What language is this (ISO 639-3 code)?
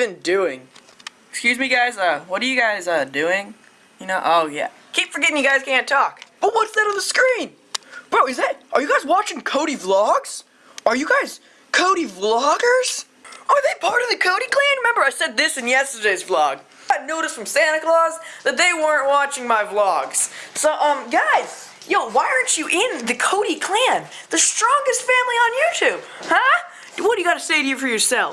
eng